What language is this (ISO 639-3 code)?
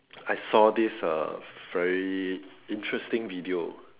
eng